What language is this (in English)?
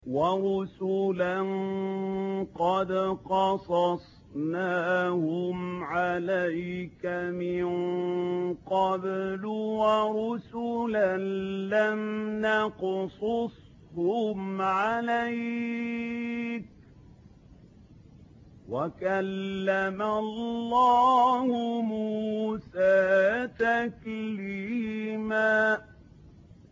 Arabic